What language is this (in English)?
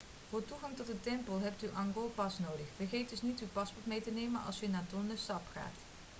Dutch